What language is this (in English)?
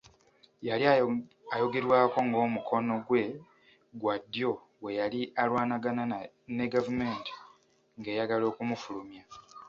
Ganda